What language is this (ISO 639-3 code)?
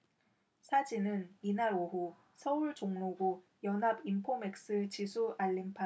kor